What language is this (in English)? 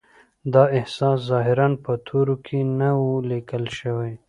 Pashto